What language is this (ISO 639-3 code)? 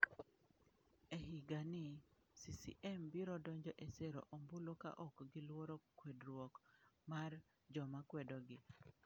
luo